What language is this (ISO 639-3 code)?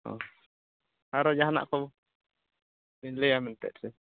sat